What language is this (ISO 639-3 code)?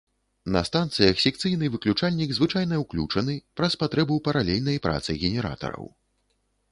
bel